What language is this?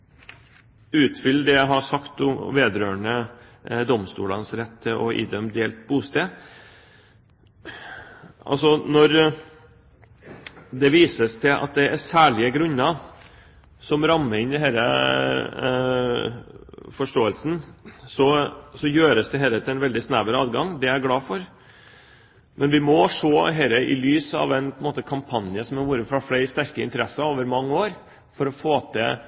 Norwegian Bokmål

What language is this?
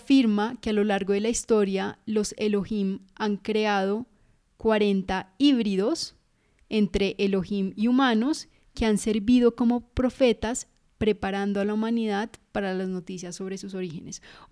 Spanish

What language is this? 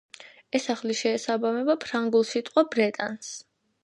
Georgian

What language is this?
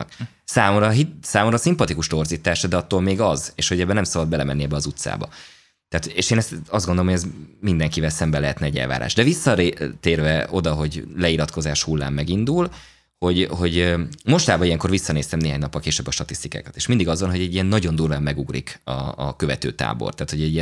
Hungarian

